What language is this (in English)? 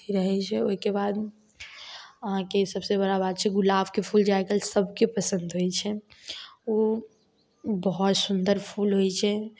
Maithili